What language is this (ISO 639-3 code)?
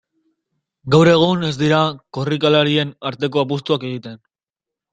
eus